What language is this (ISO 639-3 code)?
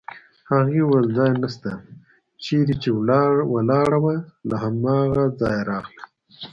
pus